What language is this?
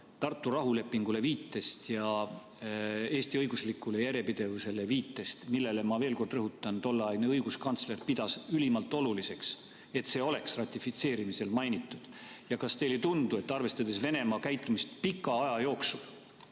Estonian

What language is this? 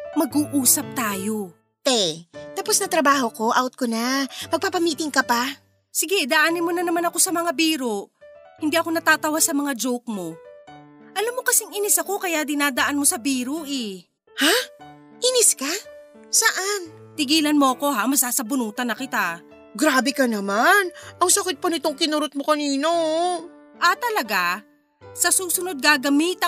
Filipino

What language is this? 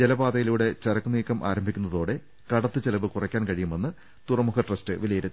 Malayalam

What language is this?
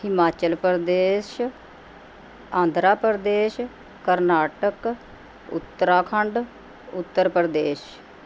Punjabi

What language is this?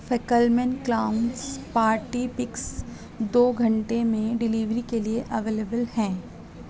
Urdu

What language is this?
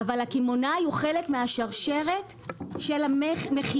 Hebrew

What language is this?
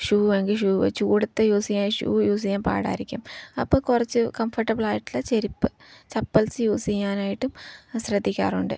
Malayalam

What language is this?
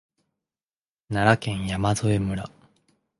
Japanese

